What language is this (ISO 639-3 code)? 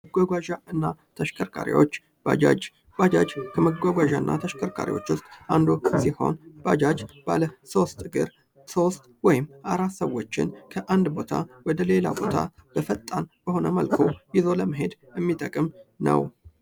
amh